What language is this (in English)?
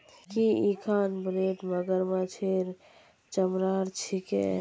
Magahi